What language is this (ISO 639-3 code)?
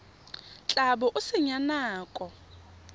tsn